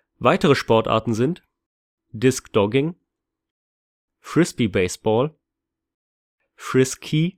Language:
German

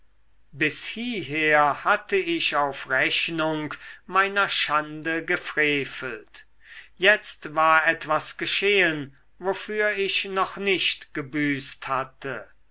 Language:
German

